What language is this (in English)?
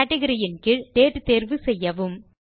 Tamil